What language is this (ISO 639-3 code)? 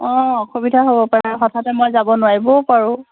asm